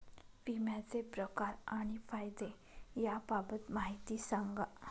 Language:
Marathi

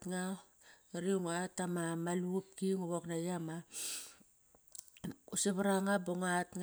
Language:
Kairak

